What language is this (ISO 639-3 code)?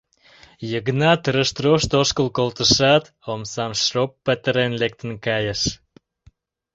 chm